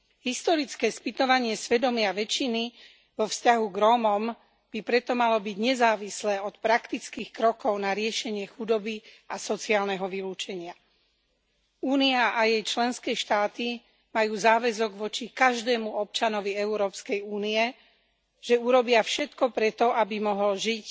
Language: Slovak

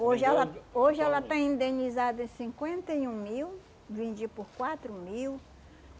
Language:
Portuguese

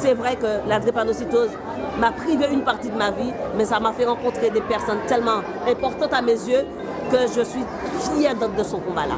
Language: French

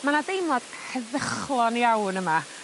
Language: Welsh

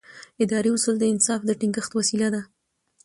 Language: Pashto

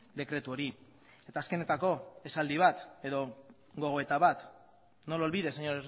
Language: Basque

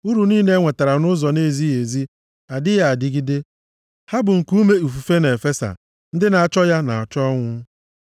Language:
Igbo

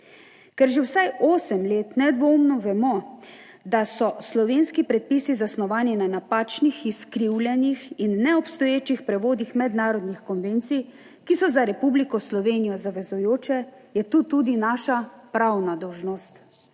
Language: Slovenian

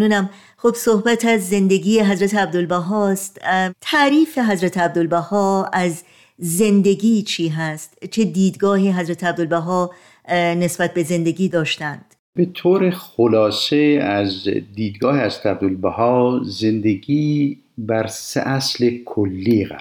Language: Persian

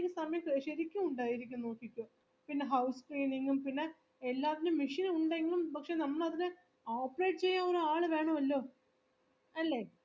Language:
Malayalam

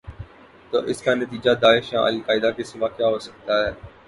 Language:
Urdu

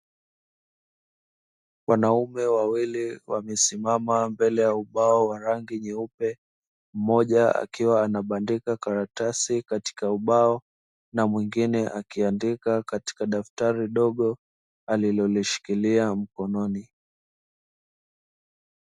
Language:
Swahili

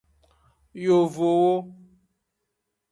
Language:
Aja (Benin)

